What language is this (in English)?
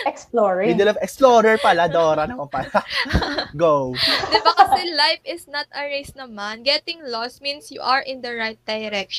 Filipino